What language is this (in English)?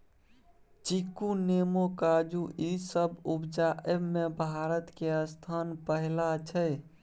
Maithili